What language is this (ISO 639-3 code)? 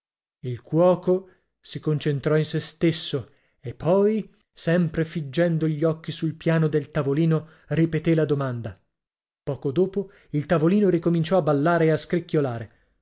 ita